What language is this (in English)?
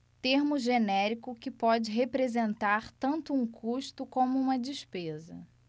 Portuguese